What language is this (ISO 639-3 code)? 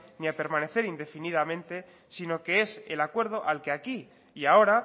spa